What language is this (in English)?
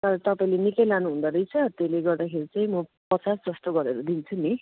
Nepali